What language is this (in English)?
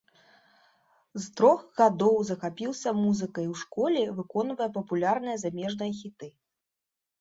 Belarusian